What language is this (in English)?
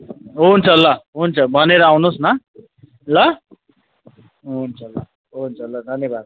Nepali